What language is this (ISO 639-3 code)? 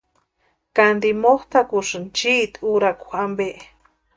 pua